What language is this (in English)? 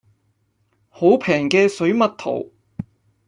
Cantonese